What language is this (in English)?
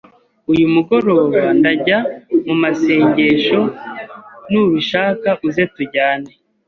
Kinyarwanda